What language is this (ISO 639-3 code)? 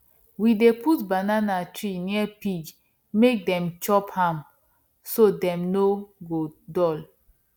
pcm